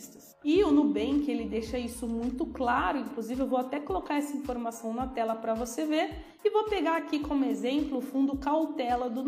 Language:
Portuguese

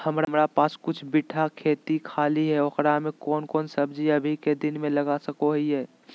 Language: Magahi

